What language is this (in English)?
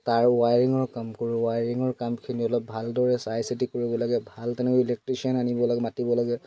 Assamese